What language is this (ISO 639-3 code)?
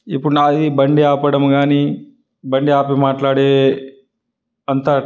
tel